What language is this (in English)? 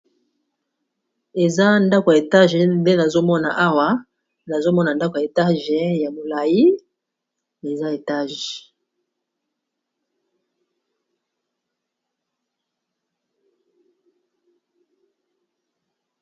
Lingala